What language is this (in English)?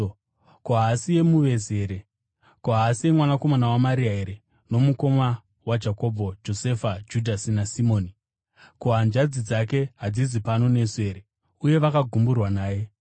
Shona